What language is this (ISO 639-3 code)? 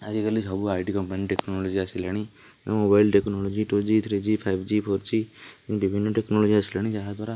ori